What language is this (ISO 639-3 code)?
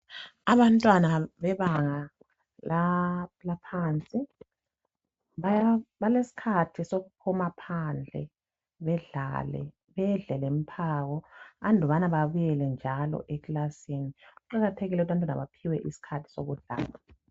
nde